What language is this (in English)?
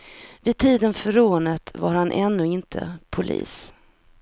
Swedish